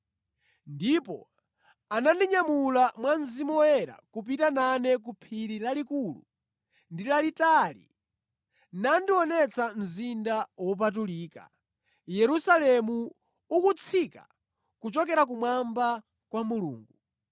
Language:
Nyanja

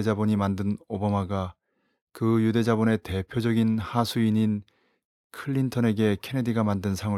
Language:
Korean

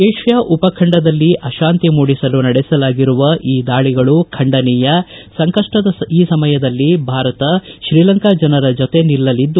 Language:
Kannada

